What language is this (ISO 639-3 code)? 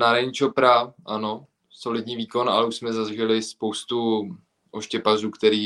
ces